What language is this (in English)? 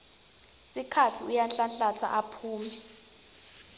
Swati